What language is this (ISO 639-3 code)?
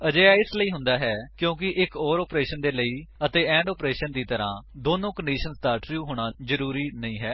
pan